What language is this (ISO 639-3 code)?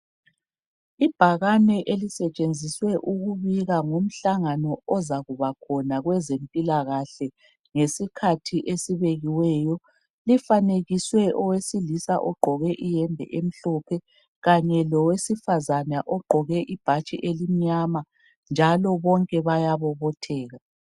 nde